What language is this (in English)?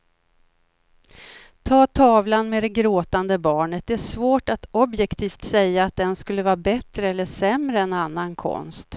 Swedish